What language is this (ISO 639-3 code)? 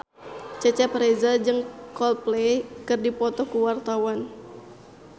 sun